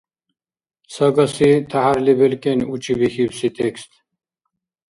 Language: Dargwa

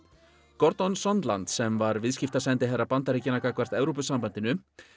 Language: Icelandic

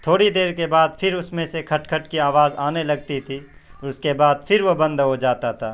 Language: Urdu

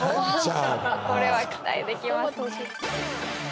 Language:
Japanese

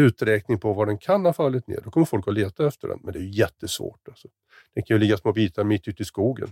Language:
Swedish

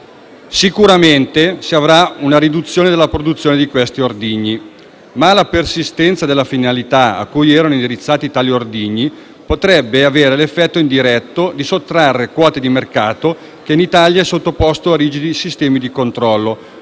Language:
Italian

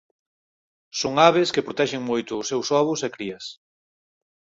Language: Galician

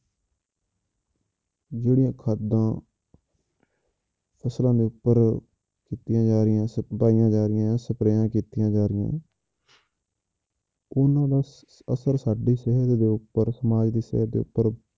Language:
Punjabi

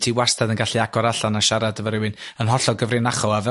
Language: Welsh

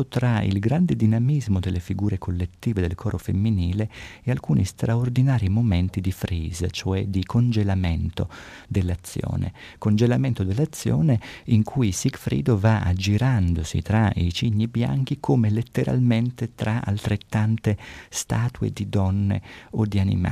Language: Italian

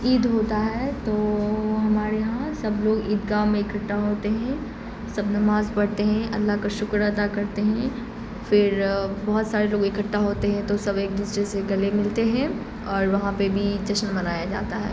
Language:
Urdu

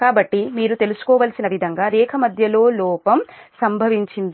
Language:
Telugu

